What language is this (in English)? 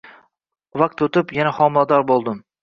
Uzbek